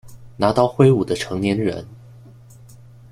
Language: Chinese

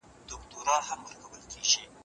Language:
Pashto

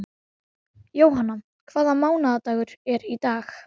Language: Icelandic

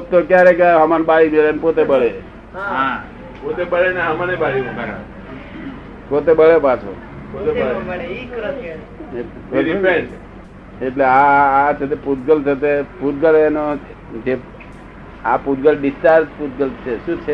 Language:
Gujarati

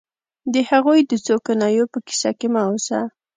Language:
Pashto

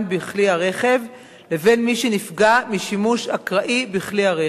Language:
Hebrew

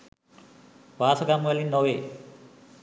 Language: Sinhala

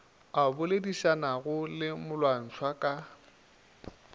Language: Northern Sotho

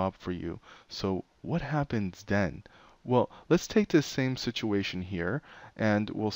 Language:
English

